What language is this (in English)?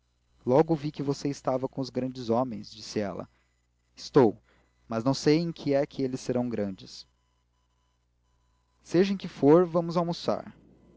Portuguese